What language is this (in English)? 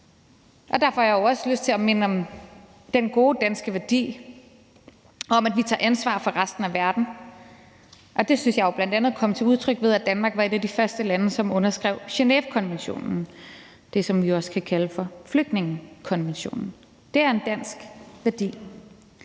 Danish